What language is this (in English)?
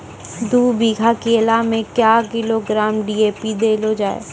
Maithili